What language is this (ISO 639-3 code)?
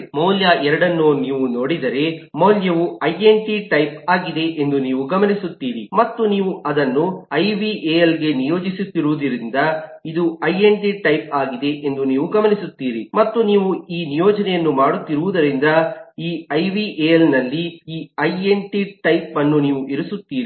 kan